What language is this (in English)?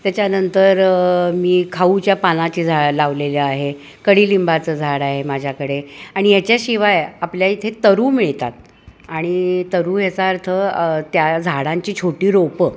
Marathi